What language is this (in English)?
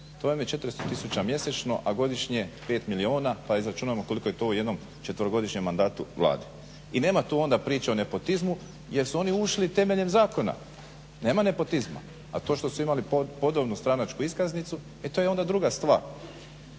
Croatian